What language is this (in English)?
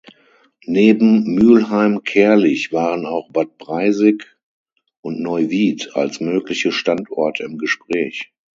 German